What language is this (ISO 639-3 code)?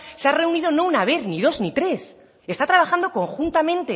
spa